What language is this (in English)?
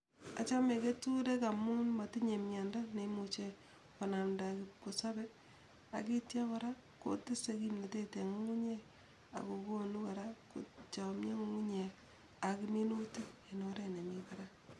Kalenjin